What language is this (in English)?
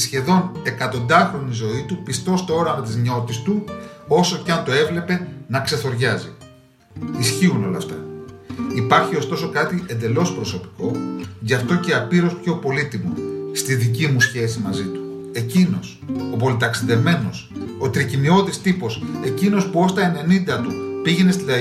Greek